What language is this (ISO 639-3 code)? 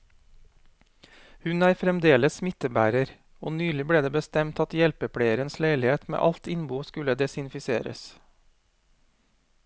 nor